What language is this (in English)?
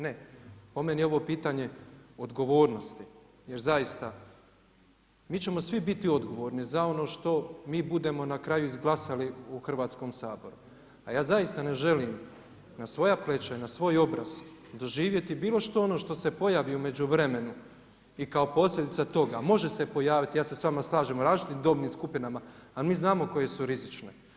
Croatian